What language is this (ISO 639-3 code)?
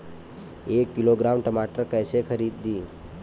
bho